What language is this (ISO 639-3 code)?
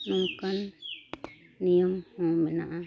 sat